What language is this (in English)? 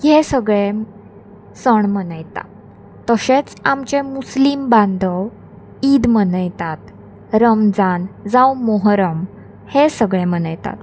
Konkani